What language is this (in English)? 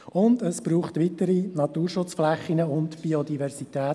Swiss German